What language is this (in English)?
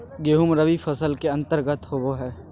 Magahi